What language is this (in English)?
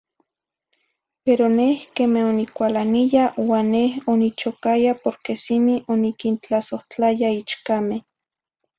Zacatlán-Ahuacatlán-Tepetzintla Nahuatl